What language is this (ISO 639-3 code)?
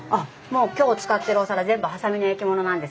jpn